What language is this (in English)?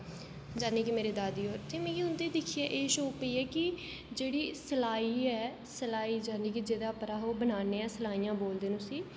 Dogri